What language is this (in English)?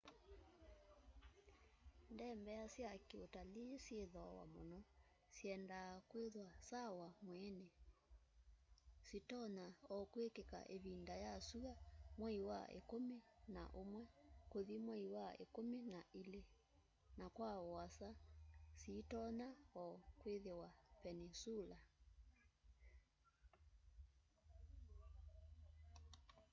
Kamba